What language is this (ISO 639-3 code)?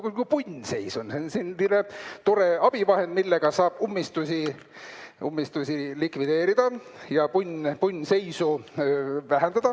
est